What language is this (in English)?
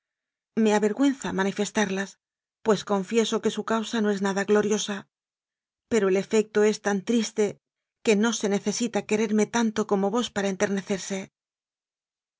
Spanish